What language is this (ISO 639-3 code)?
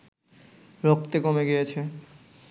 ben